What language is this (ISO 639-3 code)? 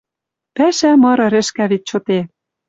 mrj